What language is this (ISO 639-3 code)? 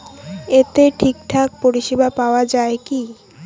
ben